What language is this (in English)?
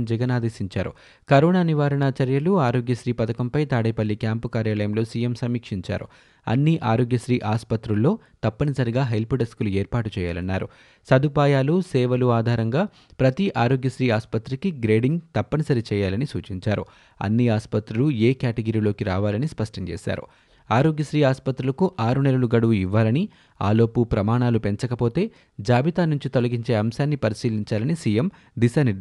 Telugu